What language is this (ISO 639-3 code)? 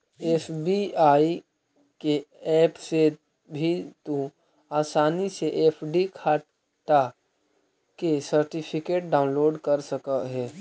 mag